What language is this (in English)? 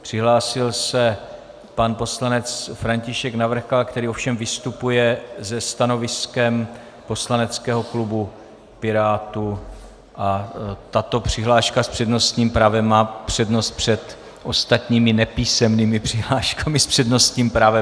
Czech